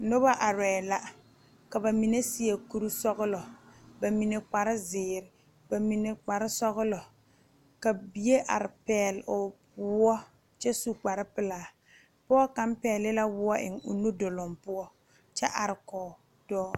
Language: Southern Dagaare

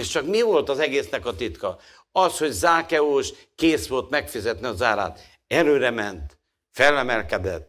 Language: Hungarian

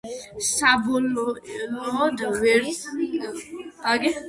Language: Georgian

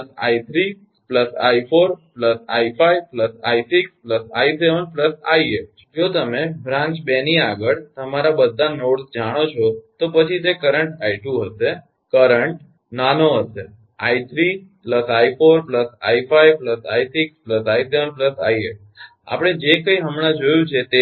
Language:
Gujarati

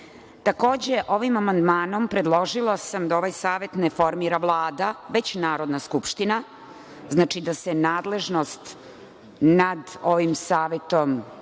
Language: Serbian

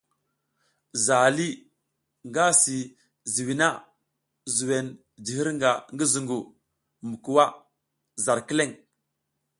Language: South Giziga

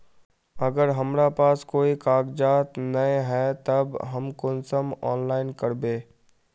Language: Magahi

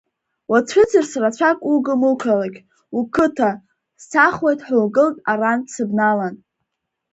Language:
Abkhazian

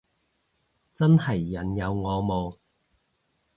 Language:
Cantonese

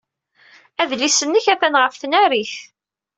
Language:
Kabyle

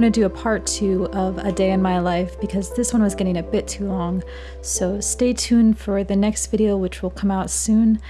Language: English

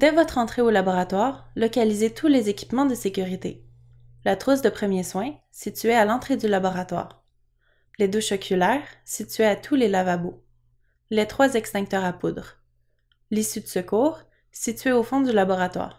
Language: French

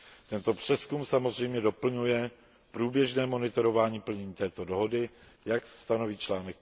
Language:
Czech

